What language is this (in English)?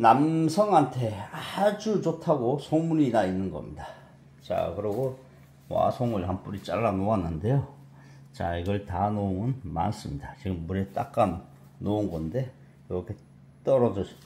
Korean